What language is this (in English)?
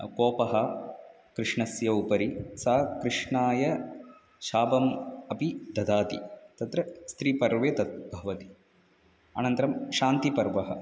Sanskrit